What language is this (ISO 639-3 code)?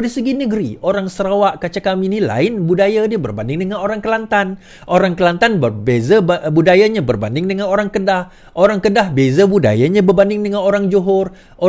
msa